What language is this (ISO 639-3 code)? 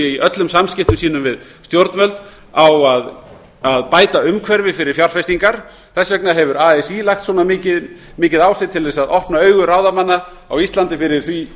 isl